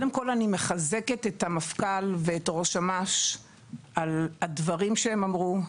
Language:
Hebrew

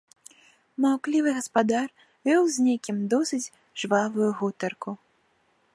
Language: Belarusian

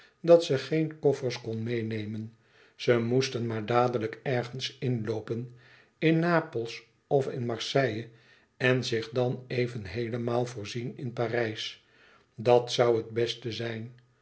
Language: Dutch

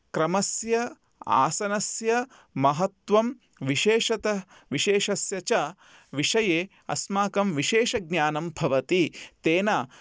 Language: Sanskrit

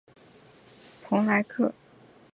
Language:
Chinese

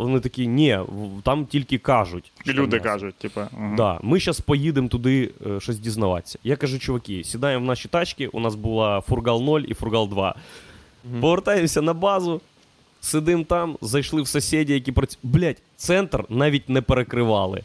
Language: Ukrainian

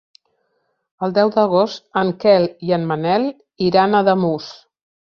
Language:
Catalan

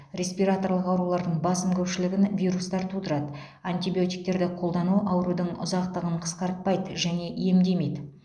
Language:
Kazakh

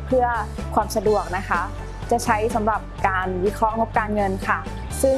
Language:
Thai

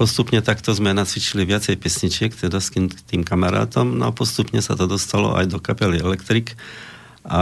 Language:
Slovak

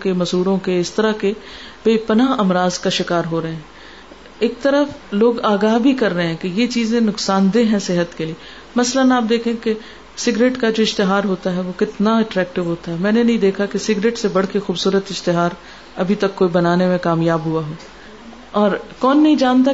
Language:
Urdu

